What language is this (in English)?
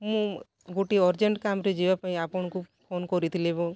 Odia